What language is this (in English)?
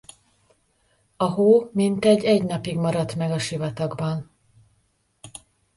Hungarian